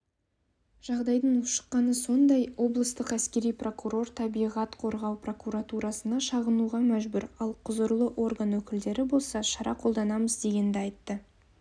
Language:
Kazakh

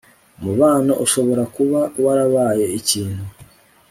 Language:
Kinyarwanda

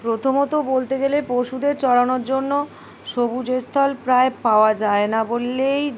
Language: Bangla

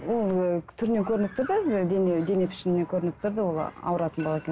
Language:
Kazakh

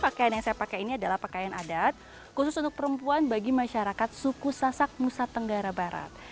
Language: Indonesian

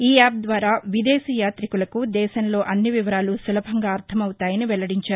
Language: Telugu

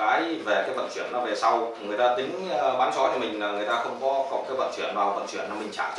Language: Vietnamese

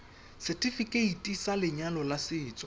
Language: Tswana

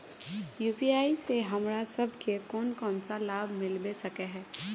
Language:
Magahi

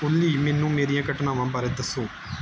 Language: Punjabi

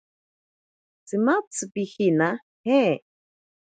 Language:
Ashéninka Perené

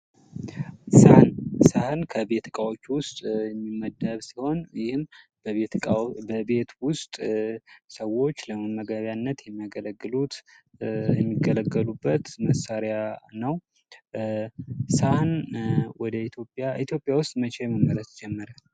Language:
Amharic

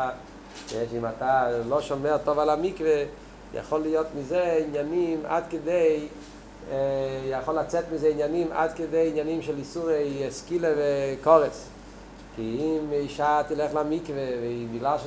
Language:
Hebrew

